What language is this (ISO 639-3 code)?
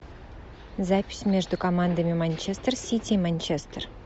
rus